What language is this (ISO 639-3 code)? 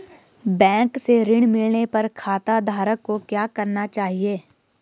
hin